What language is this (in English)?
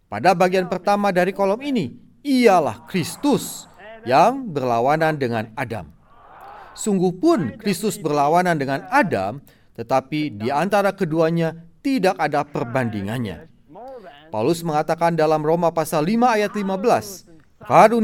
Indonesian